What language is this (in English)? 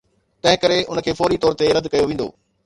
Sindhi